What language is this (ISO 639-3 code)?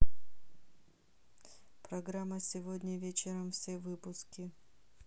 rus